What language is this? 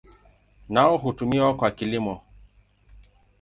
Swahili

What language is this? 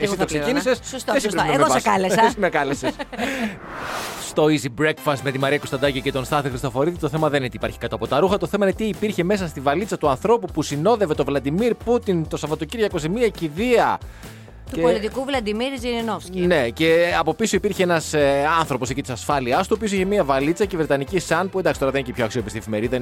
Greek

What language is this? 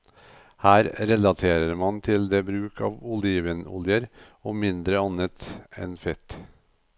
Norwegian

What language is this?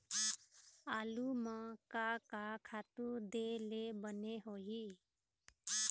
Chhattisgarhi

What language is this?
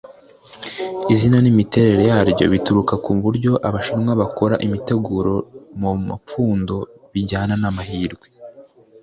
Kinyarwanda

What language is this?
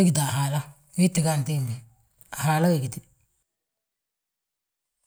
Balanta-Ganja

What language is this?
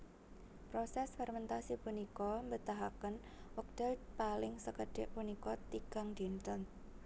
Javanese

